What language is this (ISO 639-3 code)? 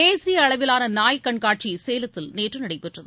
tam